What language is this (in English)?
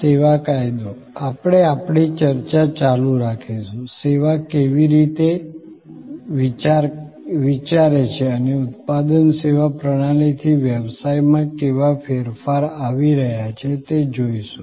Gujarati